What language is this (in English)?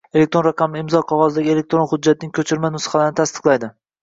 Uzbek